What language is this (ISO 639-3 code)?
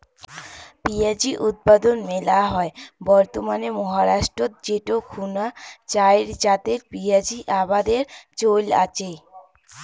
ben